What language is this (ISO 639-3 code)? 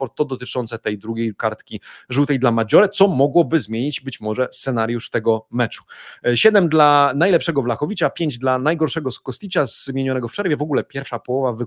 pol